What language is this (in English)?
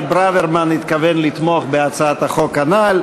Hebrew